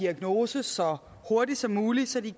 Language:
Danish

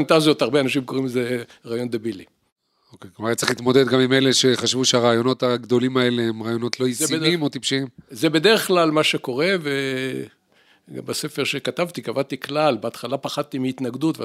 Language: Hebrew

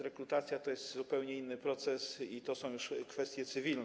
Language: Polish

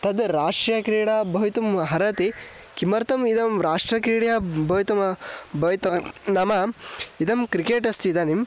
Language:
Sanskrit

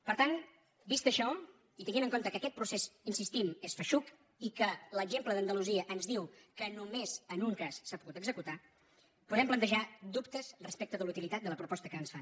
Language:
Catalan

